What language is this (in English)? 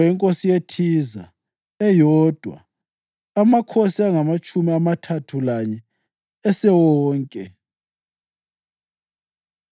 North Ndebele